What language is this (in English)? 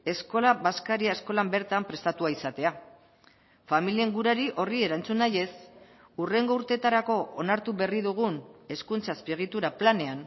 Basque